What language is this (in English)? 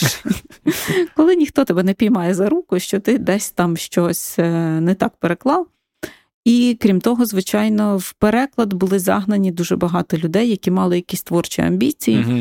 Ukrainian